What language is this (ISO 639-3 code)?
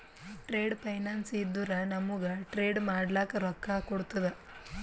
kan